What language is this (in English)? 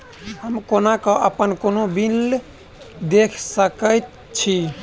Maithili